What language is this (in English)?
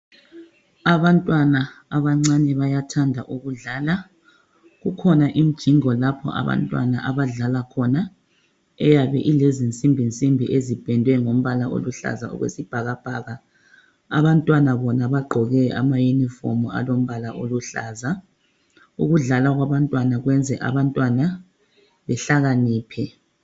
North Ndebele